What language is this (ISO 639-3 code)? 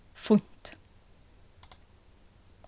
fao